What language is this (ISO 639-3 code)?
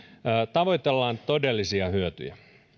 fin